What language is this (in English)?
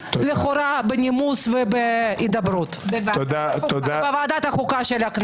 Hebrew